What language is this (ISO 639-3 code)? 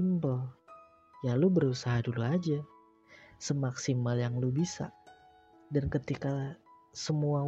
ind